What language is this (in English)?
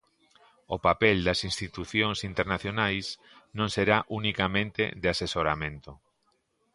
Galician